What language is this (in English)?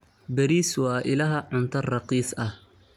Somali